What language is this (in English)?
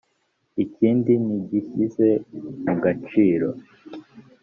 Kinyarwanda